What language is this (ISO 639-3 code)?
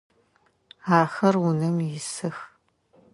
ady